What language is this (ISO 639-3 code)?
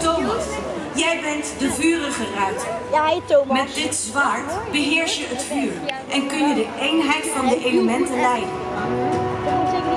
nld